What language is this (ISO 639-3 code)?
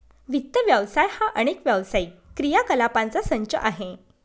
mar